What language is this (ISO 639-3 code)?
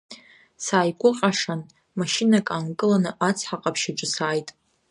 abk